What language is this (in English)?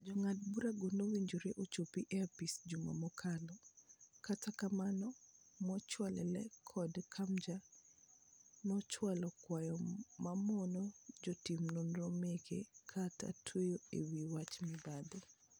Luo (Kenya and Tanzania)